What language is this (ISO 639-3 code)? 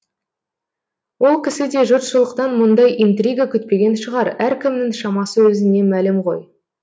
kaz